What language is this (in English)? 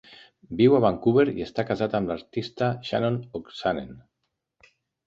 Catalan